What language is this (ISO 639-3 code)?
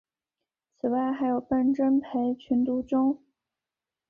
zho